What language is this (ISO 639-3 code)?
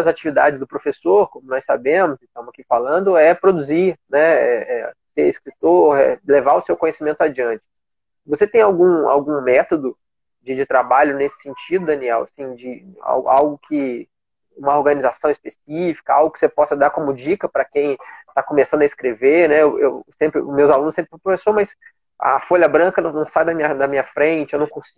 por